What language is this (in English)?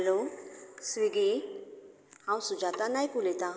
Konkani